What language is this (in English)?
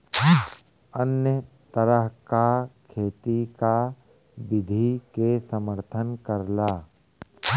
Bhojpuri